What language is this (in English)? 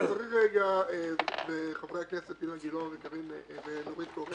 Hebrew